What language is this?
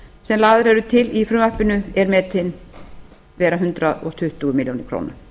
Icelandic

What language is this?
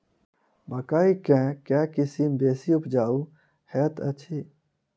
Maithili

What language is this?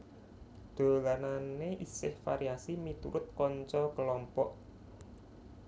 Javanese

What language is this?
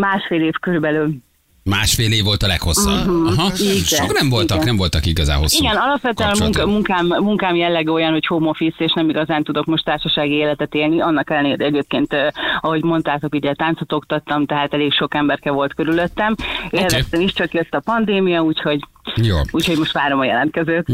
Hungarian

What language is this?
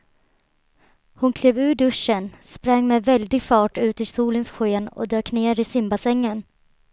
Swedish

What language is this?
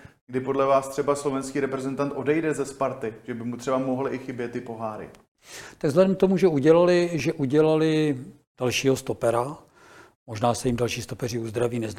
Czech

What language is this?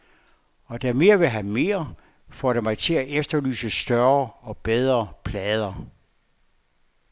Danish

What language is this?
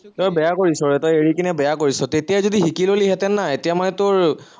Assamese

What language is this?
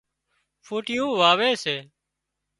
Wadiyara Koli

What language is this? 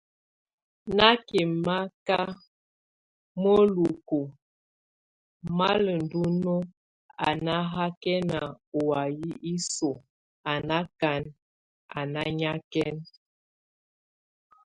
Tunen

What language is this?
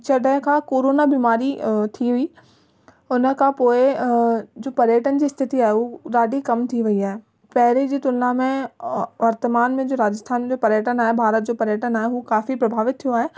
Sindhi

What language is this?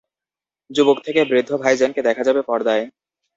Bangla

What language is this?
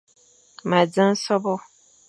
Fang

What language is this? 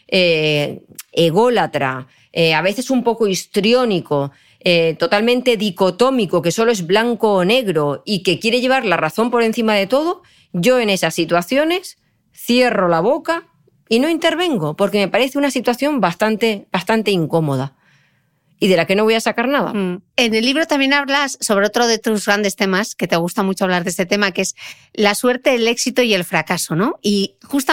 Spanish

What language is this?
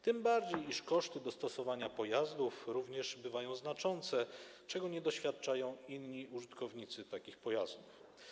Polish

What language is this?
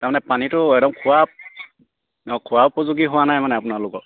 Assamese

